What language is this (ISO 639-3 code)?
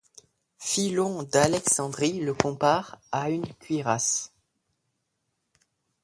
fra